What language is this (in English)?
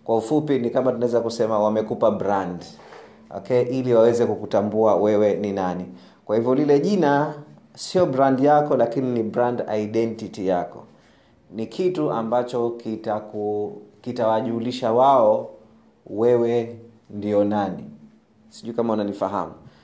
Swahili